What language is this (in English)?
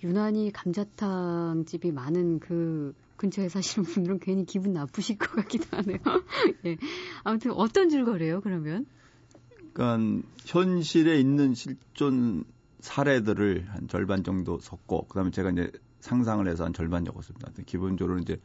Korean